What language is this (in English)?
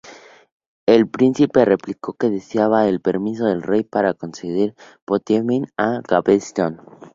Spanish